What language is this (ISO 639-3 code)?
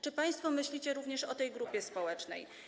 pol